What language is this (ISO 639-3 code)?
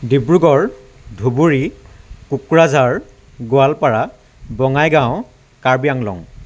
asm